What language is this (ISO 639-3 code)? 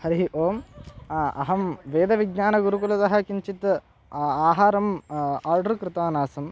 san